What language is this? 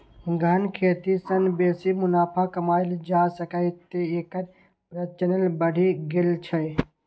Maithili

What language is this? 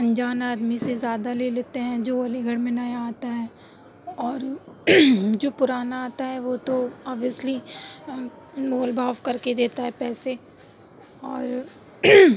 Urdu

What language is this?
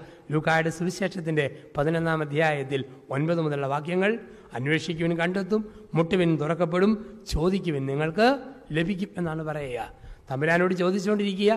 Malayalam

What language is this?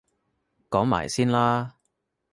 Cantonese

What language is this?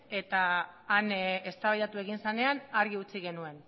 Basque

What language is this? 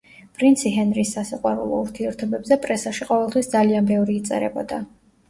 Georgian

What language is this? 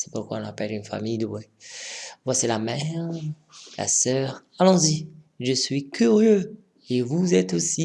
French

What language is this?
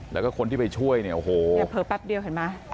Thai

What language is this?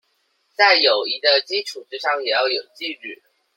Chinese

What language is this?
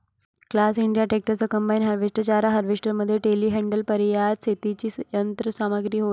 Marathi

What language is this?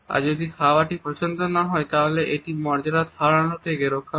Bangla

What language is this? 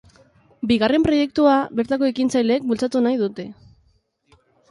Basque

